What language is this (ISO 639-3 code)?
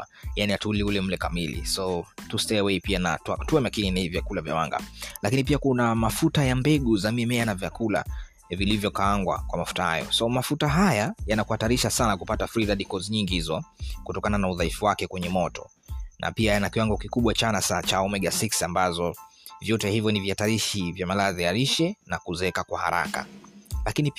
swa